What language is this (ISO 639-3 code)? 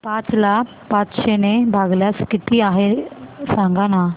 mar